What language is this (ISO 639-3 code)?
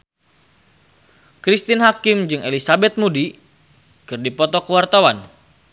sun